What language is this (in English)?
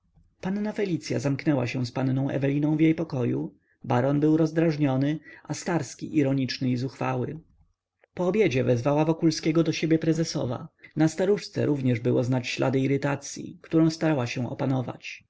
Polish